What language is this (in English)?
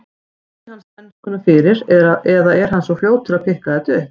Icelandic